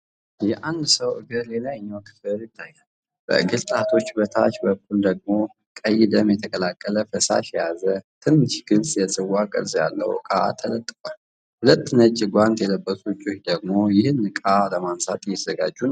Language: Amharic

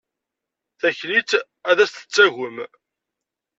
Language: Kabyle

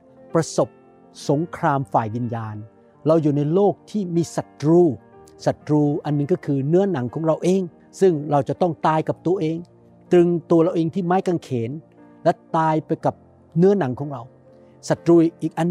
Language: Thai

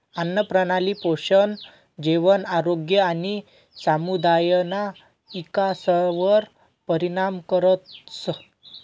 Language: Marathi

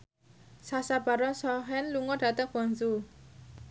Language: Javanese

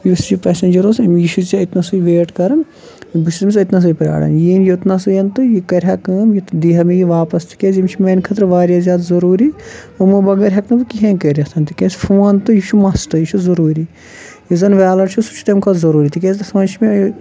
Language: Kashmiri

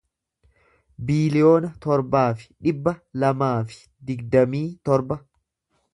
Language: Oromo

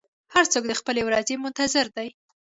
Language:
Pashto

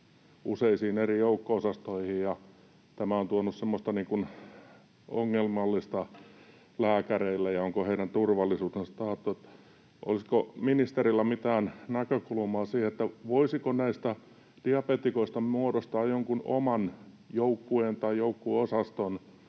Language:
Finnish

